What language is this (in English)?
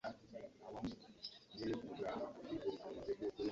Ganda